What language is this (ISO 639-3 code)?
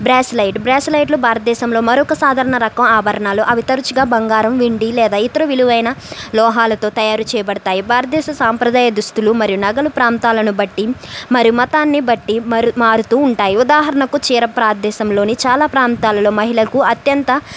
tel